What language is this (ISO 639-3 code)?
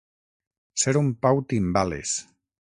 cat